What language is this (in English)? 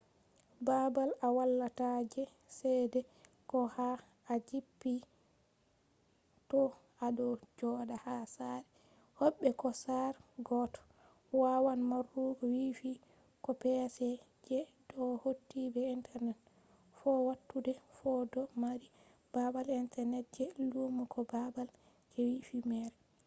Fula